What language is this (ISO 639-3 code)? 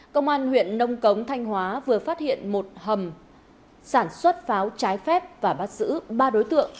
vie